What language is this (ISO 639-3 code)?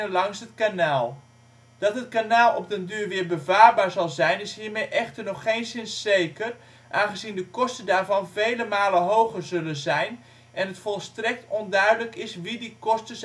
nld